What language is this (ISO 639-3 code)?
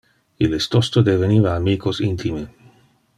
ina